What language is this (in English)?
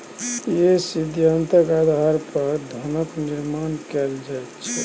Maithili